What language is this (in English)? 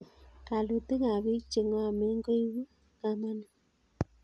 Kalenjin